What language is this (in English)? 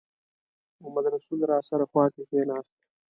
Pashto